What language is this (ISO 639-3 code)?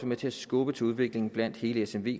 dan